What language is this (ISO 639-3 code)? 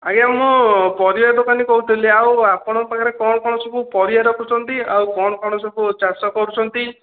ori